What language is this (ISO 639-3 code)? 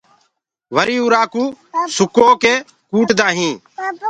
ggg